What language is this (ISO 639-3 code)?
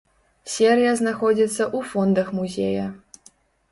bel